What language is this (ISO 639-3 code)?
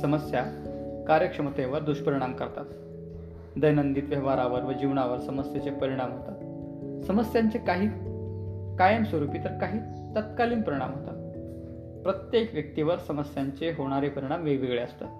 mar